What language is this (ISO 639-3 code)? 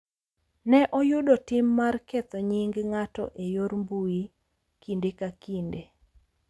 luo